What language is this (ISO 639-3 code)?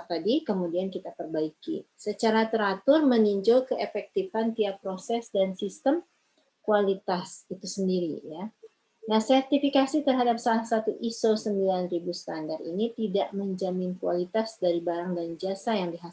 ind